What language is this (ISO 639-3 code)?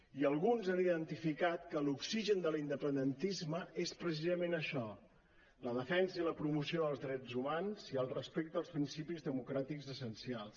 cat